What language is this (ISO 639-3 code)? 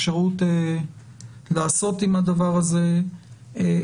heb